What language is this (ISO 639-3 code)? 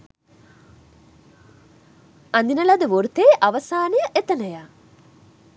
sin